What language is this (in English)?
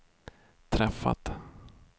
Swedish